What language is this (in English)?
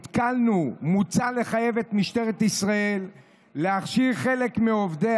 Hebrew